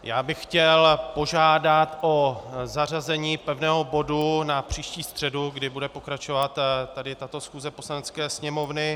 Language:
Czech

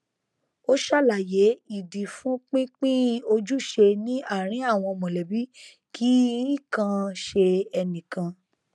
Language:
Yoruba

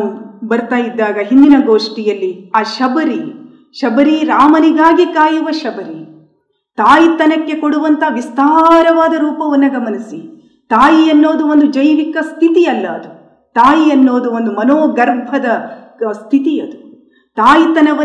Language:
Kannada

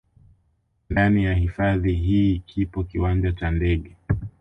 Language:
Swahili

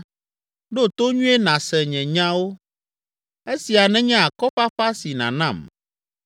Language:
Ewe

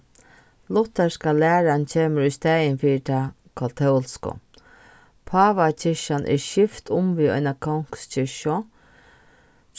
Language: Faroese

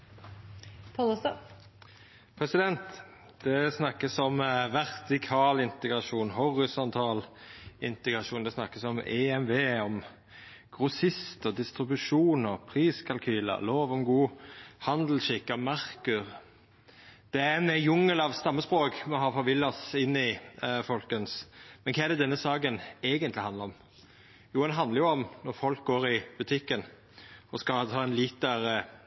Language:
Norwegian Nynorsk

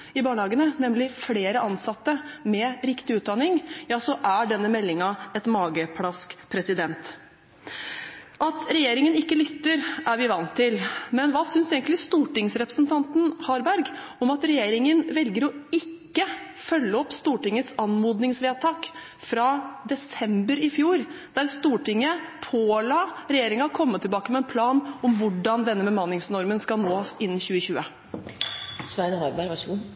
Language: Norwegian Bokmål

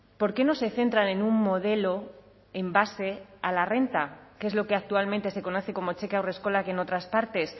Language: Spanish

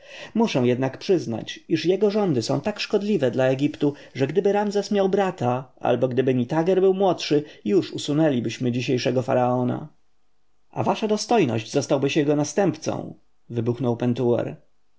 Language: Polish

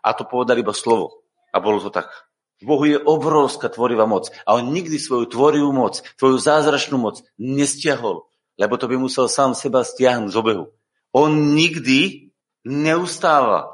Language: Slovak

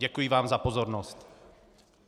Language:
Czech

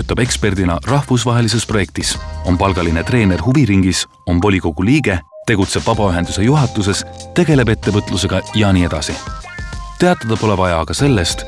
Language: Estonian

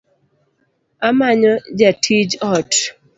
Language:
Luo (Kenya and Tanzania)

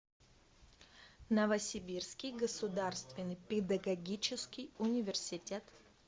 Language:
Russian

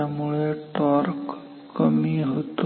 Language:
Marathi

